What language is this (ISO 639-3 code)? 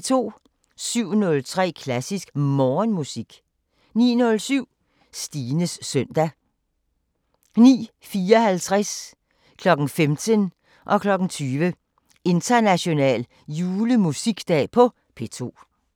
dan